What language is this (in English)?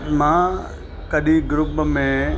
Sindhi